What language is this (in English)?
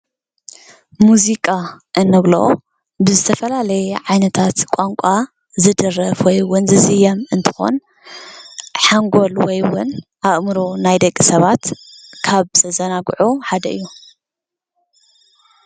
Tigrinya